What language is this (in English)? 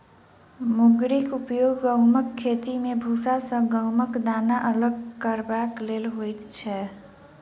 Maithili